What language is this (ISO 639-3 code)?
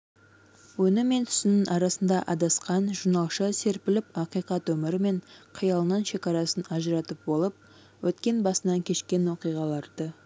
kaz